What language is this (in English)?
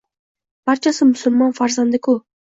Uzbek